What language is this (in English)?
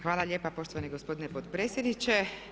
Croatian